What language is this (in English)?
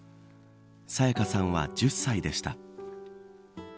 Japanese